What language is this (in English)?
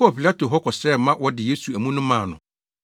Akan